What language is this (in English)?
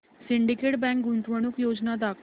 Marathi